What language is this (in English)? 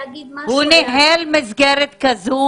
Hebrew